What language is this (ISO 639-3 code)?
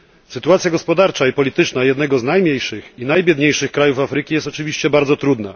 pol